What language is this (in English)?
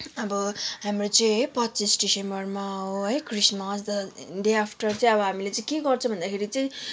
Nepali